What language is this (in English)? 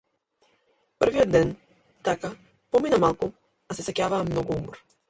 Macedonian